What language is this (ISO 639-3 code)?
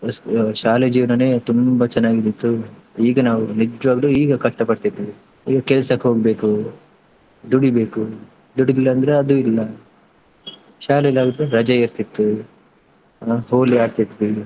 kan